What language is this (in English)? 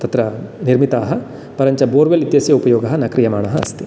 Sanskrit